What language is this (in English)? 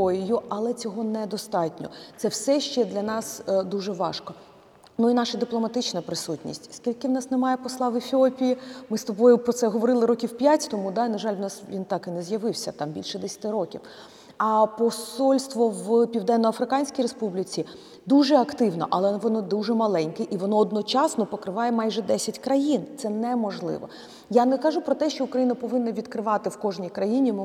Ukrainian